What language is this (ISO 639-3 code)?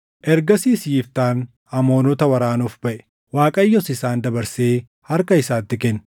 orm